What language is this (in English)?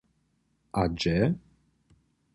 Upper Sorbian